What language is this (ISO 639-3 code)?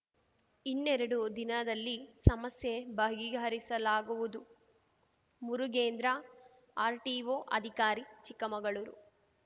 kan